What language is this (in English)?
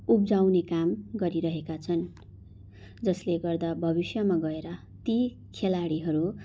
Nepali